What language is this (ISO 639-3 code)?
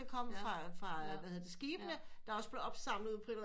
dan